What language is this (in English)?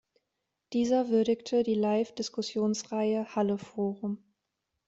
German